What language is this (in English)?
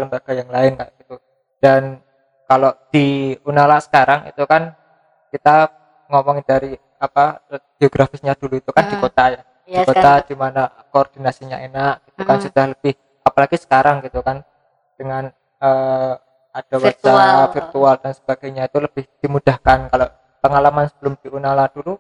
Indonesian